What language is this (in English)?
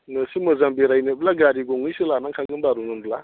Bodo